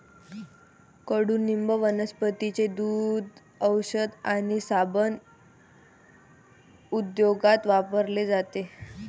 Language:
Marathi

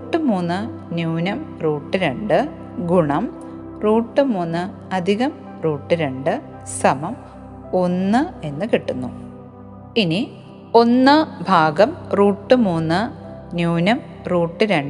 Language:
Malayalam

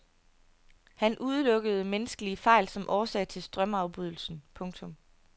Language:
Danish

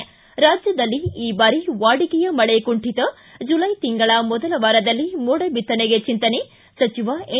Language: Kannada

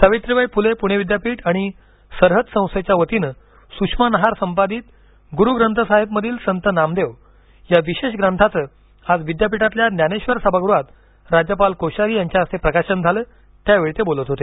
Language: Marathi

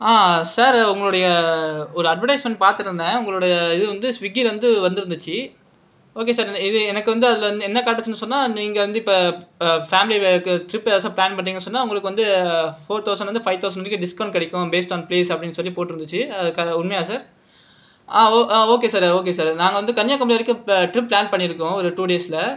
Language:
Tamil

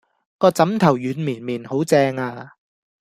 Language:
Cantonese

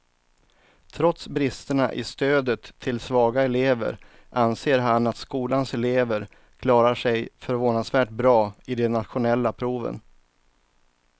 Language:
Swedish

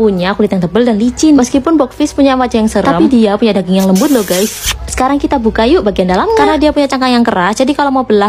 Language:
Indonesian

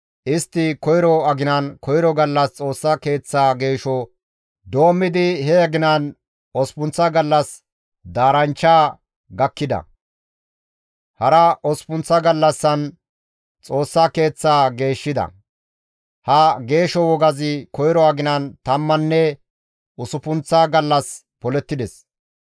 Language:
Gamo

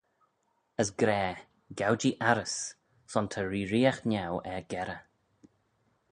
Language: Manx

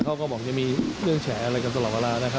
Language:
Thai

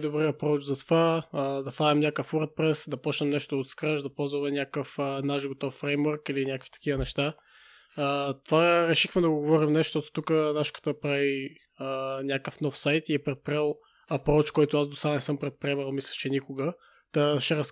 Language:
Bulgarian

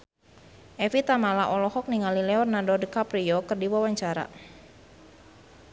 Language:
Sundanese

